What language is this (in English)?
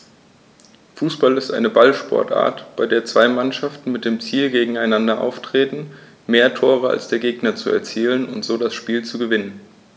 German